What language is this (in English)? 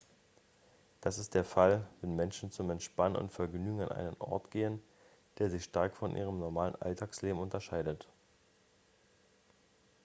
German